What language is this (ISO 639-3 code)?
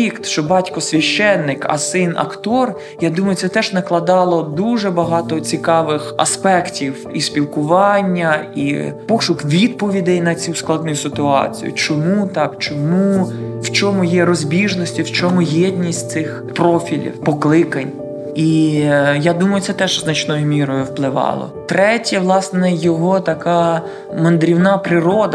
ukr